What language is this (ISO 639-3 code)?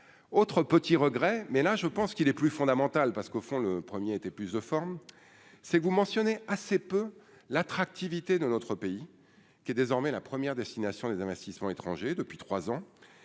fra